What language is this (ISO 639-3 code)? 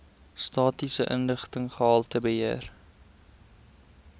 afr